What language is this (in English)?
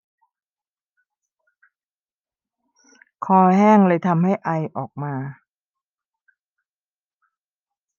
Thai